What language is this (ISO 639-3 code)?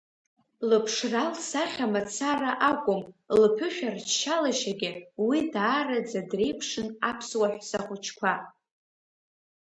abk